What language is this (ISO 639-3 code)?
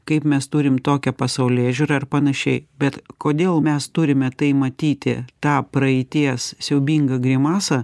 lit